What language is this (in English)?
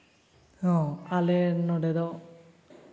Santali